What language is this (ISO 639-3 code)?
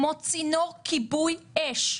heb